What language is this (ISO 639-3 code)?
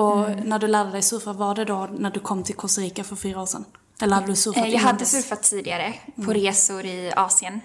swe